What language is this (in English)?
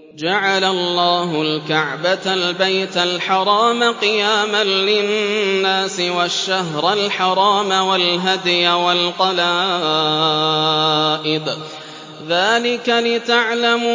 Arabic